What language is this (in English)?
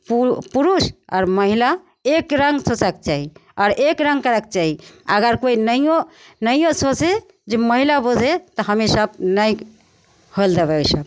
Maithili